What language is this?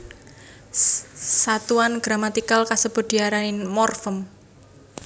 Javanese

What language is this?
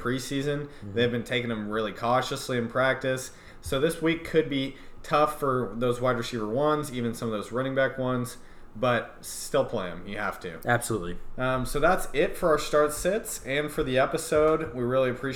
English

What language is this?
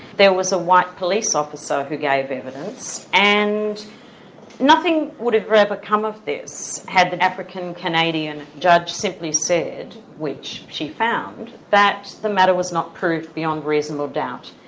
English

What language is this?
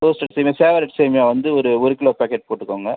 Tamil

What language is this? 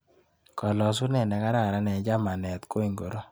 Kalenjin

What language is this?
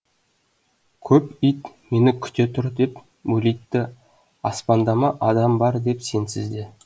Kazakh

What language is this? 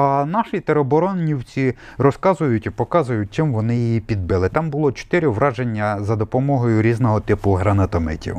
Ukrainian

